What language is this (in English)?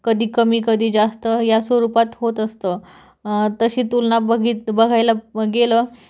Marathi